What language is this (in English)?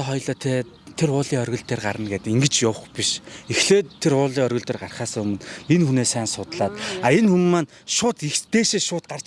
Turkish